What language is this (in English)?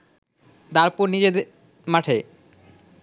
Bangla